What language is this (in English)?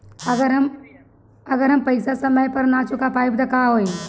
Bhojpuri